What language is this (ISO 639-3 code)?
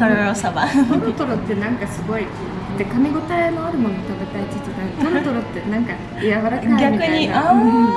jpn